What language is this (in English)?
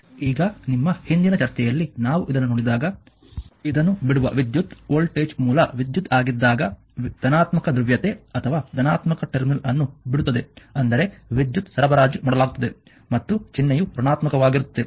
Kannada